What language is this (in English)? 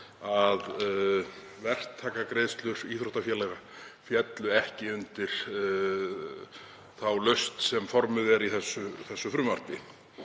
Icelandic